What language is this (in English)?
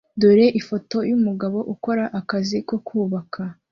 Kinyarwanda